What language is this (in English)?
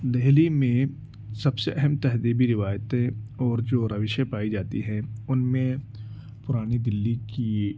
Urdu